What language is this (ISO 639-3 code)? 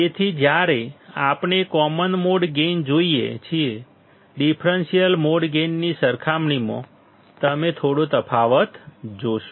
guj